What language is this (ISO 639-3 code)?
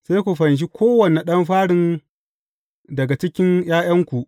hau